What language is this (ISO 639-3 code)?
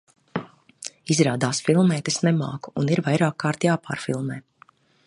lav